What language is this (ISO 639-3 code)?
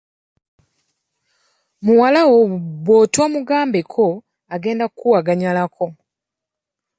lug